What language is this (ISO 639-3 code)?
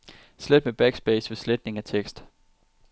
dan